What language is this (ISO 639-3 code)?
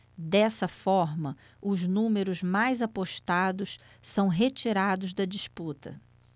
por